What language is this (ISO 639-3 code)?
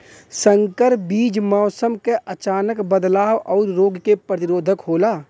bho